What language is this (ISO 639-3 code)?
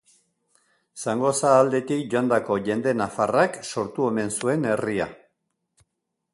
eus